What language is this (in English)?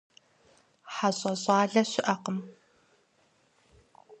Kabardian